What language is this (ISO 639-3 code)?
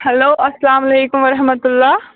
kas